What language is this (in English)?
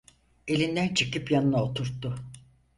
Turkish